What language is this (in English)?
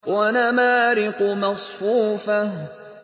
Arabic